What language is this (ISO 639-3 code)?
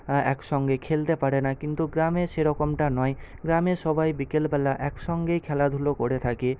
ben